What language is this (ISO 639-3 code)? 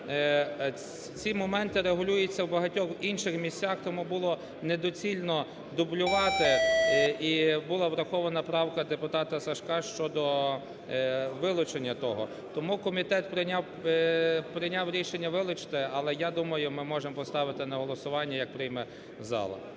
ukr